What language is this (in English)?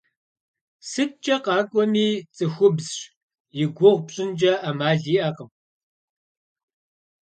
Kabardian